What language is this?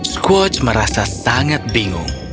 Indonesian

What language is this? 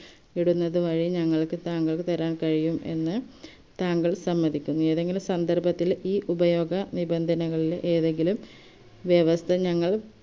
Malayalam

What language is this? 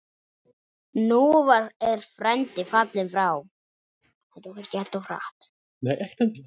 Icelandic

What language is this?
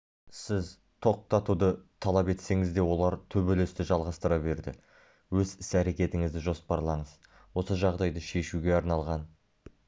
Kazakh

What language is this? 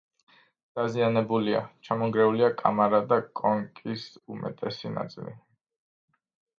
Georgian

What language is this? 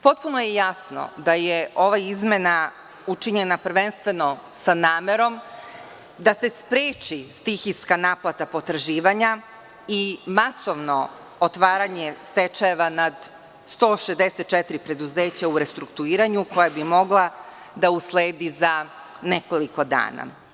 Serbian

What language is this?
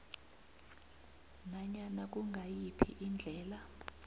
South Ndebele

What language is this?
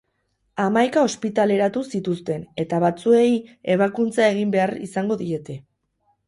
Basque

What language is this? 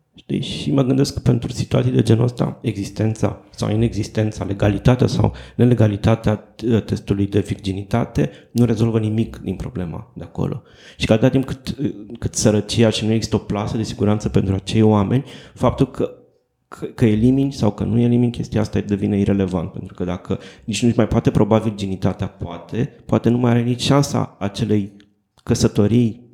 Romanian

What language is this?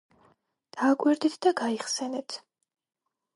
Georgian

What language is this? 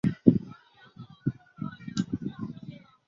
Chinese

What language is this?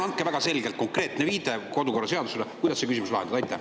Estonian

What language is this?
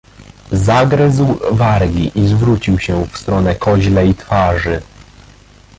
Polish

